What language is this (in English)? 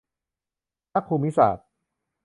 Thai